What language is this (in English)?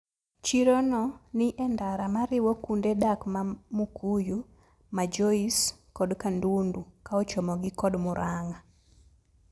Luo (Kenya and Tanzania)